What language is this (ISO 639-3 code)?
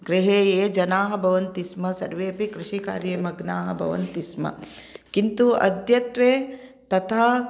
san